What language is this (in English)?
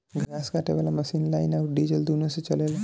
Bhojpuri